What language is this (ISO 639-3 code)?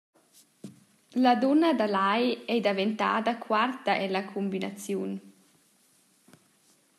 roh